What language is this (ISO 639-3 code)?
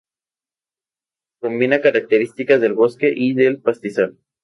spa